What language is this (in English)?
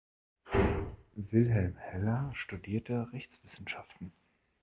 German